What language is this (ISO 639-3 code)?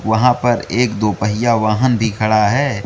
hin